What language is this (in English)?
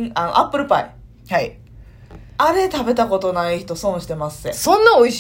Japanese